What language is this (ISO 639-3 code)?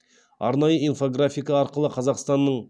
kaz